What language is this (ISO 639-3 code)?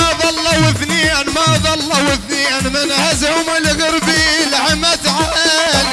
ara